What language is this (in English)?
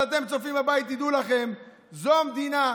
Hebrew